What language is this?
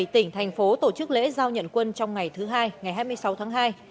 Vietnamese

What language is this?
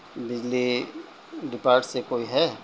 Urdu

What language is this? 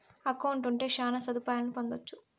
Telugu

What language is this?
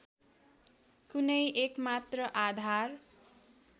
Nepali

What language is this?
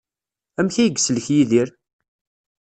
Kabyle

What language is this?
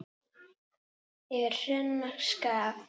Icelandic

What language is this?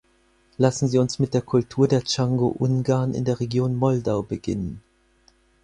German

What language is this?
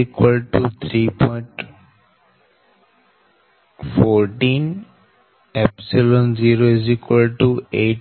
Gujarati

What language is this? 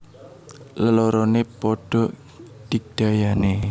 Javanese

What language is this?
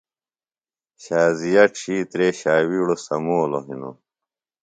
Phalura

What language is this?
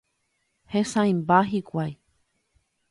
Guarani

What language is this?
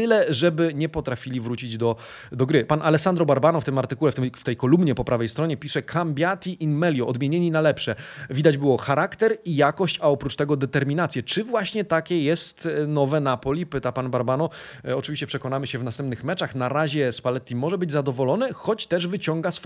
Polish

